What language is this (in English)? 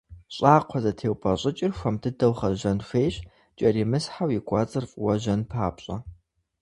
Kabardian